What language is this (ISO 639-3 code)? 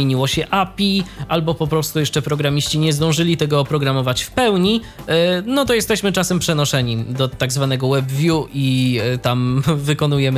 pol